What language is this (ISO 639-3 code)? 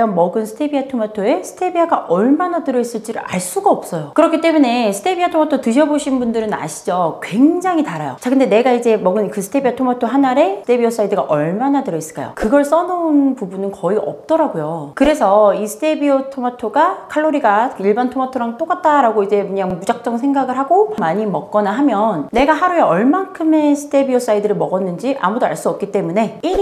kor